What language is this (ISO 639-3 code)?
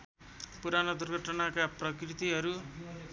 nep